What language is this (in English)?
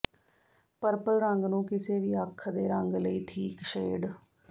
Punjabi